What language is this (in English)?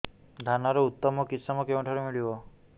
Odia